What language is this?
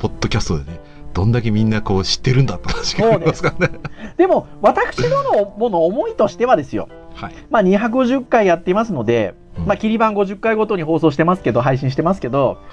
Japanese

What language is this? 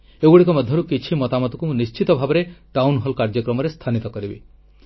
Odia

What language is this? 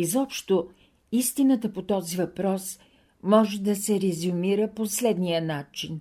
Bulgarian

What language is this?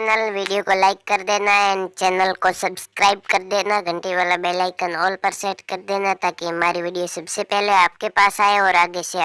Hindi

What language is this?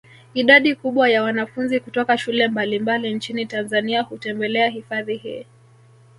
Swahili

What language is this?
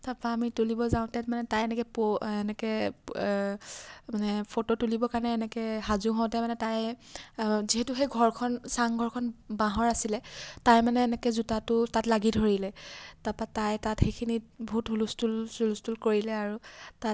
Assamese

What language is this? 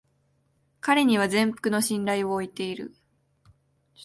Japanese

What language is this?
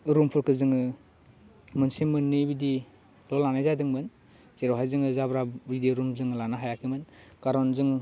Bodo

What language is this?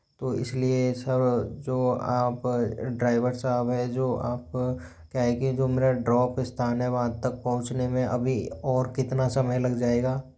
Hindi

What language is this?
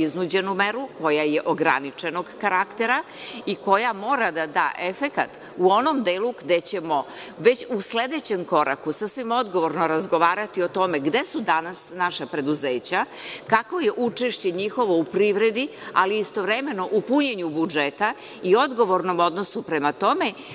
Serbian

